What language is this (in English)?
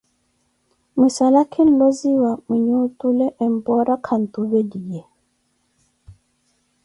Koti